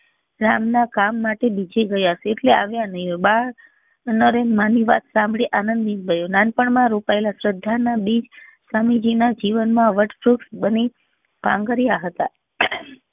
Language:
Gujarati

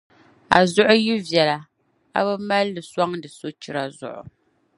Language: Dagbani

